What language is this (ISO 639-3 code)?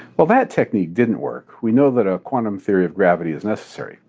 eng